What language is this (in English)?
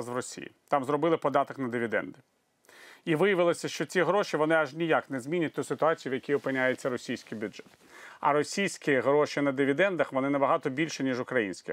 Ukrainian